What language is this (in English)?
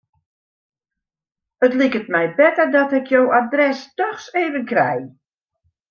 Western Frisian